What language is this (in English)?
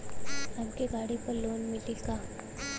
Bhojpuri